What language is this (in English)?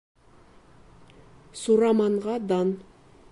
Bashkir